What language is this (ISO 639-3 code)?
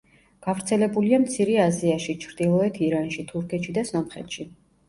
kat